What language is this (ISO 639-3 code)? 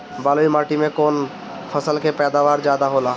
bho